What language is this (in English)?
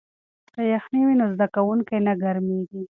Pashto